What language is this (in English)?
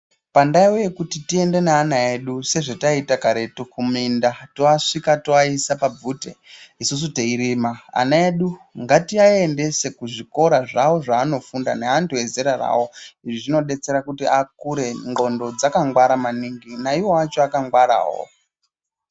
Ndau